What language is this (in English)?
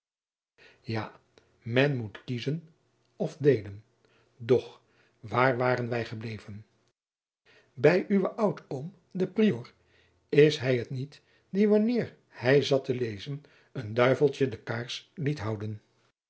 Dutch